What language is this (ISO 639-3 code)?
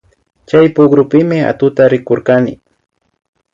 qvi